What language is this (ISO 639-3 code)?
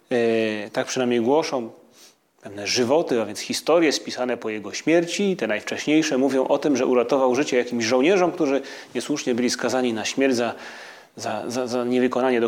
pol